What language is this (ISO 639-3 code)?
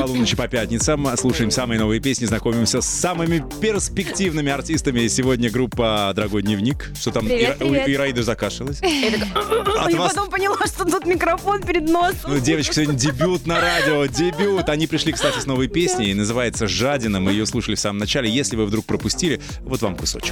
rus